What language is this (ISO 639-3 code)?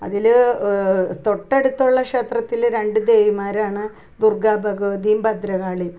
mal